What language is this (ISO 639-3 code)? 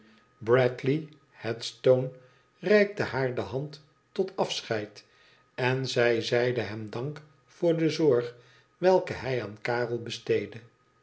nld